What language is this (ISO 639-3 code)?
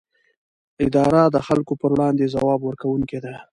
pus